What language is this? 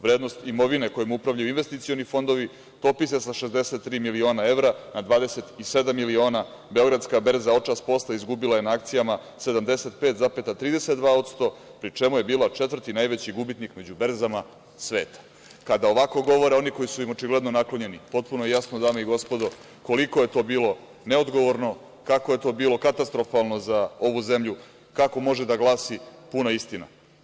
Serbian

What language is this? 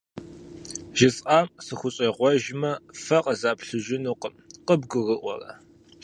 Kabardian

